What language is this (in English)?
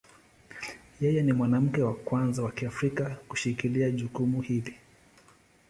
Swahili